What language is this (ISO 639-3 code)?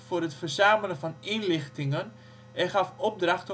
nld